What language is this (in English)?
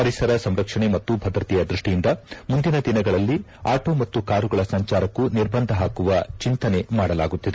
Kannada